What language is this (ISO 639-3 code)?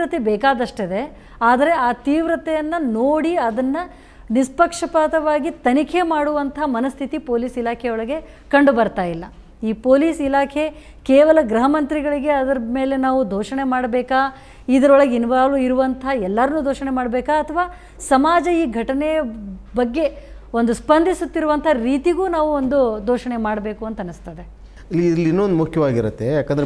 kan